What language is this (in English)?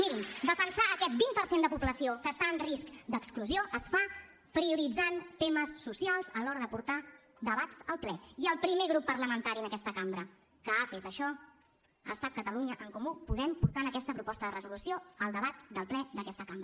Catalan